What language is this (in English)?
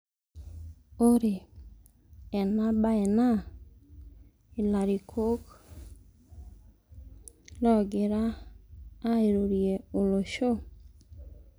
Masai